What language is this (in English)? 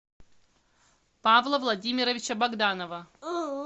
Russian